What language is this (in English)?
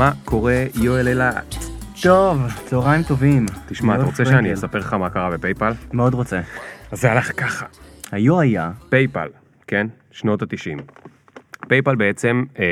Hebrew